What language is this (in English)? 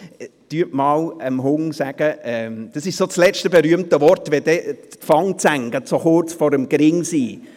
Swiss German